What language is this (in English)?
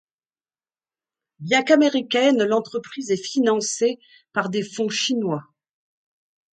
French